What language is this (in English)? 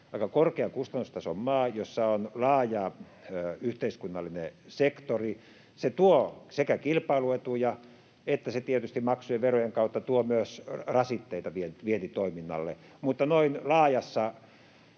Finnish